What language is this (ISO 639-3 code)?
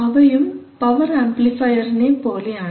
mal